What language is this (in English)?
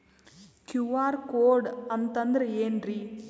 Kannada